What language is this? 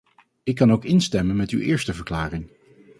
Dutch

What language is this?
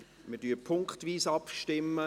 Swiss German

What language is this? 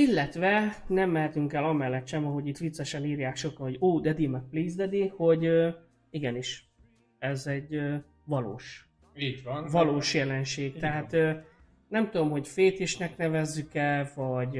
Hungarian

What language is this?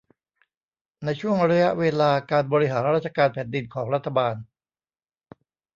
Thai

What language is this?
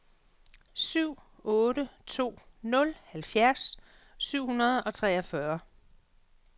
Danish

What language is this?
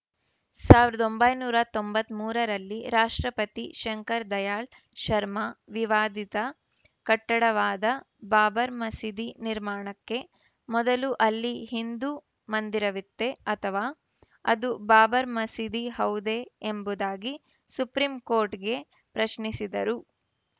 Kannada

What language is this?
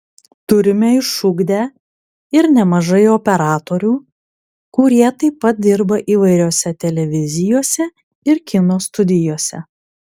Lithuanian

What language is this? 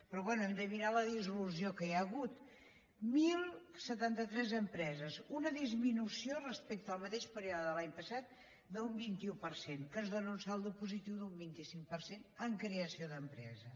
Catalan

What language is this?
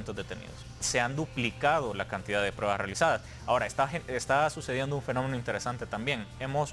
Spanish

